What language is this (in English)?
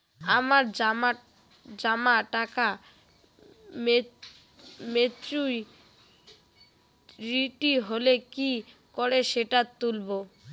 Bangla